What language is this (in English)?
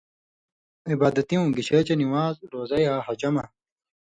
Indus Kohistani